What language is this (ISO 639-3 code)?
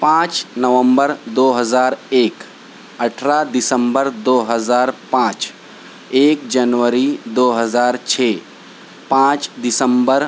urd